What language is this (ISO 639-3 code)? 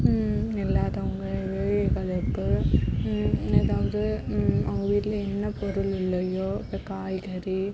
tam